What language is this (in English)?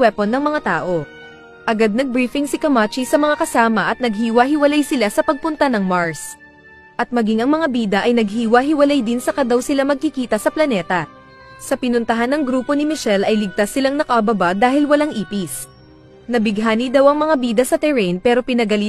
Filipino